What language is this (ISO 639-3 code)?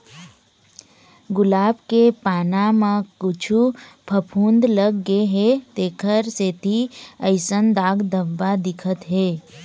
hne